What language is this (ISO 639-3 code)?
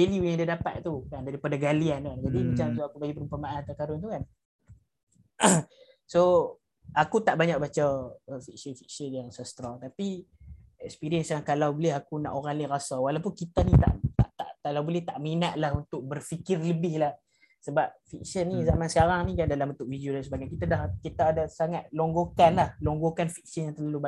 msa